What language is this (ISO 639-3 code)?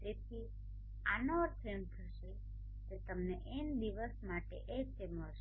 guj